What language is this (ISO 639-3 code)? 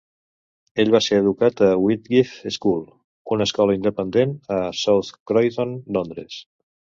cat